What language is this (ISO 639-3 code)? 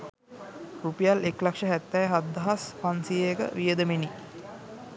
sin